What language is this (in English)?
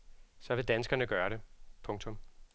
Danish